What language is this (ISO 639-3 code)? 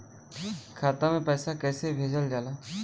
bho